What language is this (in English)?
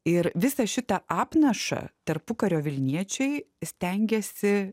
Lithuanian